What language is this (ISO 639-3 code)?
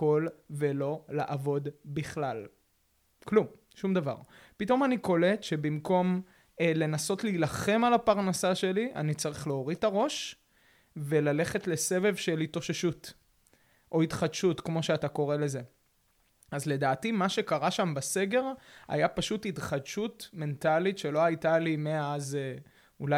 heb